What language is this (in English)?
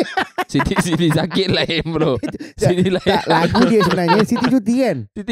Malay